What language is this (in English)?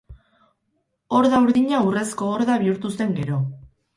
Basque